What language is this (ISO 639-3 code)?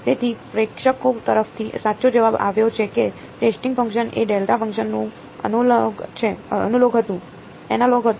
guj